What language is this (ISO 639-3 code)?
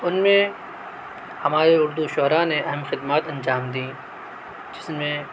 urd